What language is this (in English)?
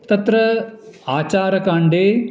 Sanskrit